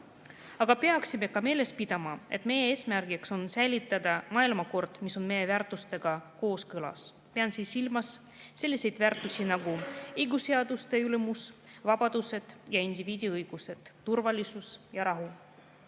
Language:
Estonian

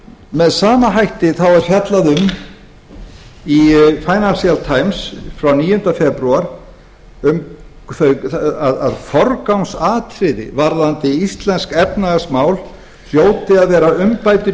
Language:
Icelandic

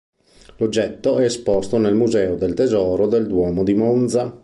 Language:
Italian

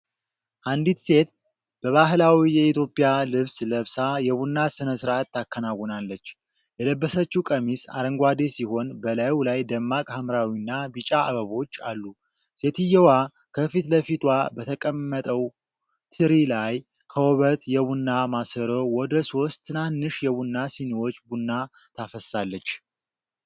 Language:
Amharic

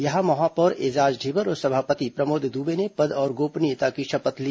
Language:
Hindi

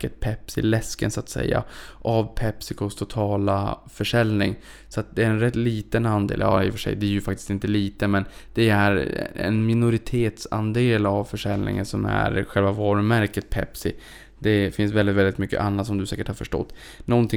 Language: Swedish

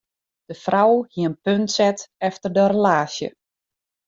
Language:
Western Frisian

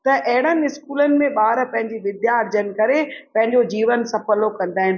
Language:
Sindhi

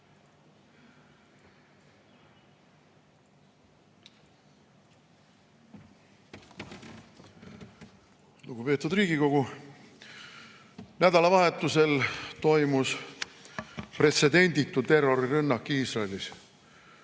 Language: Estonian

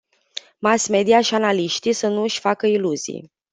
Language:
Romanian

